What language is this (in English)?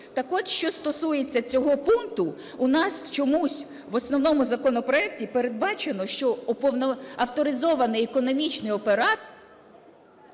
Ukrainian